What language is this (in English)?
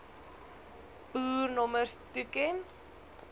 Afrikaans